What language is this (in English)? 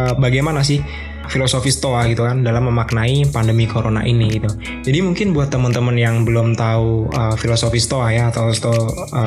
Indonesian